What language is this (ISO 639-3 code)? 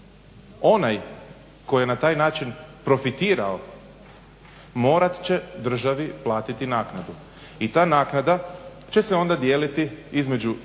hrv